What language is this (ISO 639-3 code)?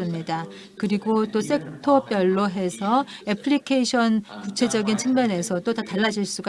kor